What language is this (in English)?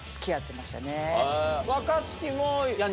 Japanese